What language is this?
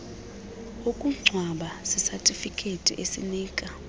Xhosa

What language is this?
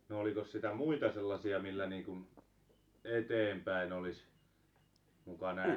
Finnish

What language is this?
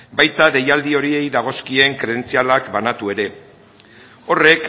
Basque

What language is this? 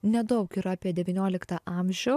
Lithuanian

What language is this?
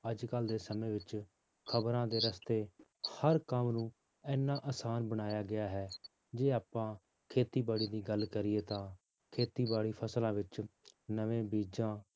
Punjabi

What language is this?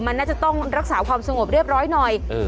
Thai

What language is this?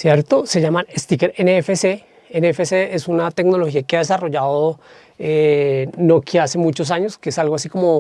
Spanish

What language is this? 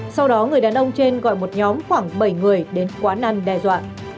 Vietnamese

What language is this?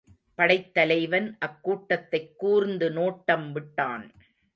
Tamil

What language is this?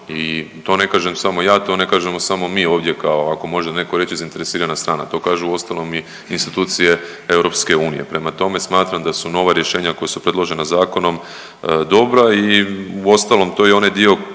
Croatian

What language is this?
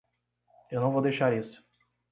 Portuguese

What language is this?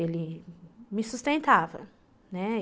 Portuguese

